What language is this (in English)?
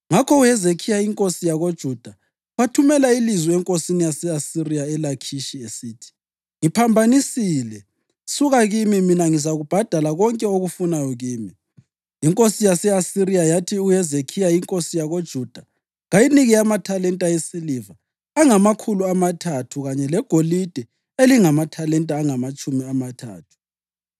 North Ndebele